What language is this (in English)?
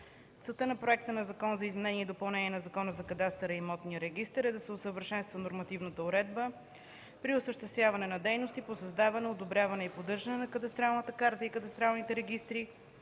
Bulgarian